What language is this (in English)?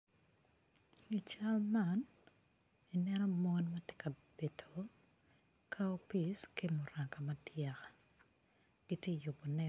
Acoli